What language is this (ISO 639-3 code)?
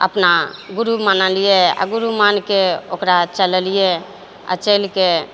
mai